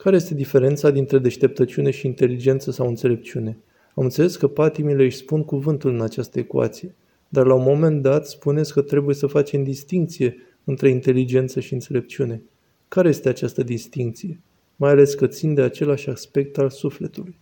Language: Romanian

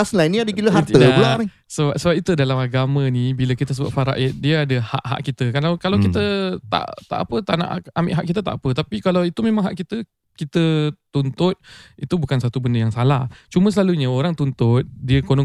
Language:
Malay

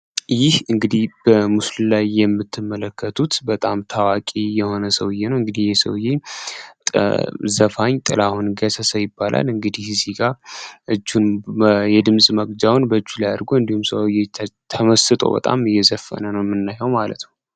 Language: Amharic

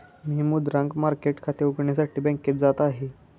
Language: Marathi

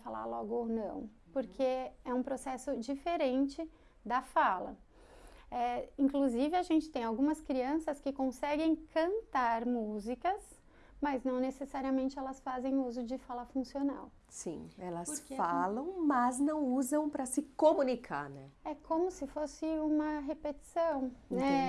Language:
Portuguese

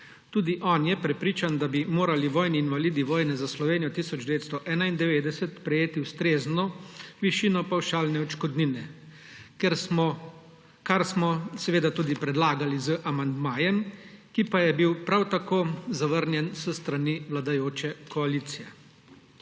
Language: Slovenian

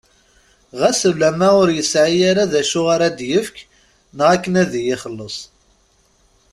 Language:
Kabyle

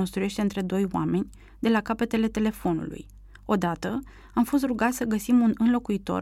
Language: Romanian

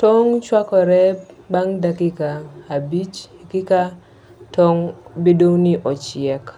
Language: Luo (Kenya and Tanzania)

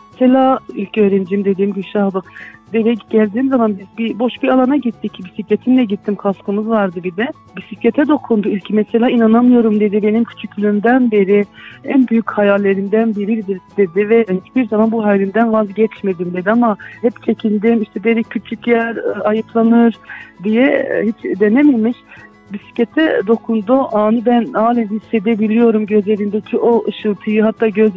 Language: Turkish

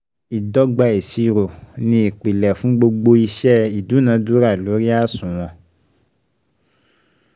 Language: Yoruba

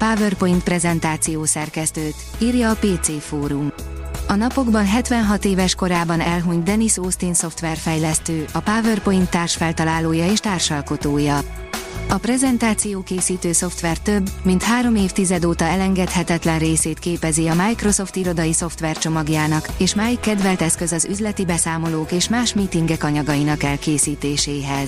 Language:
Hungarian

